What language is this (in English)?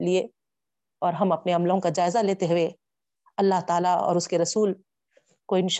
Urdu